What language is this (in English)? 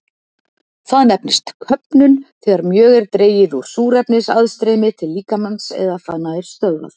Icelandic